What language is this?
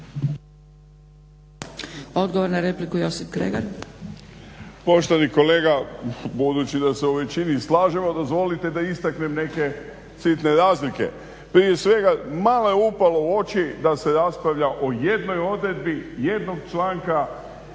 Croatian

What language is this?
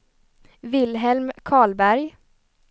Swedish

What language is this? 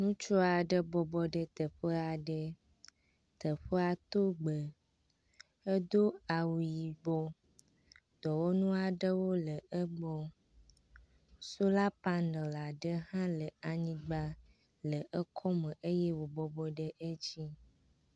Ewe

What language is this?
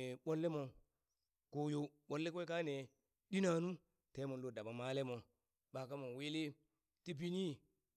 Burak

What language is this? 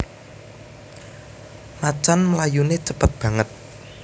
Javanese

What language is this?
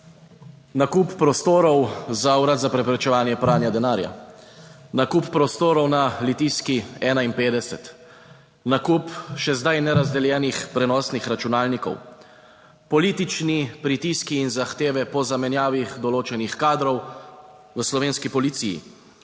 Slovenian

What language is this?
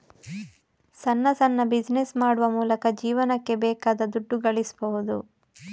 Kannada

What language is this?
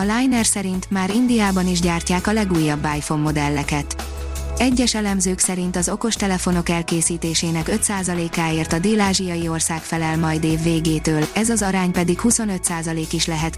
Hungarian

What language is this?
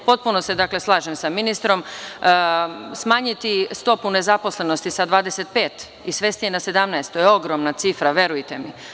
Serbian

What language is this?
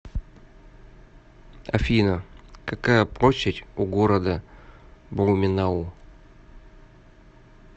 Russian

